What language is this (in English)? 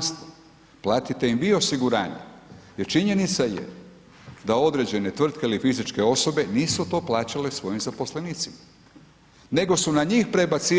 Croatian